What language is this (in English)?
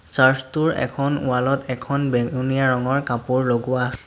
Assamese